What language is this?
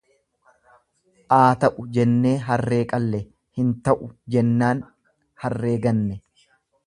Oromo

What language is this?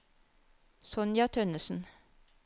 Norwegian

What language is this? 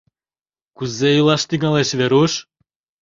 Mari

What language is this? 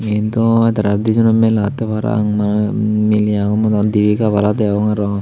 Chakma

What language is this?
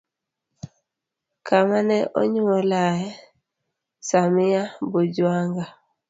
Luo (Kenya and Tanzania)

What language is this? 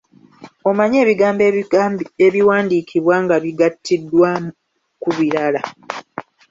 Ganda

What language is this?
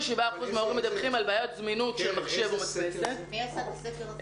Hebrew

